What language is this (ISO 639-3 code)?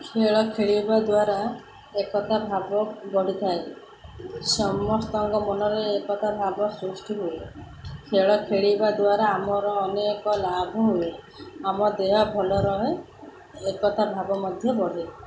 ori